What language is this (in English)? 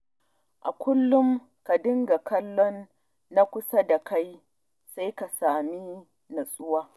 Hausa